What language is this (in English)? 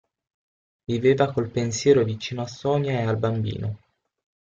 Italian